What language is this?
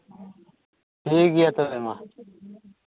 Santali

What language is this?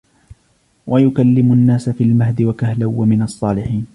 Arabic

